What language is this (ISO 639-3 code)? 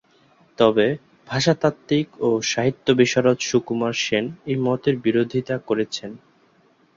ben